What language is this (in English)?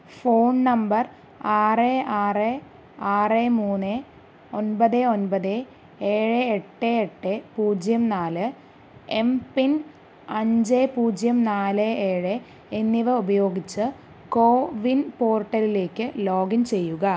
Malayalam